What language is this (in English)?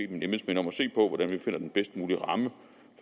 Danish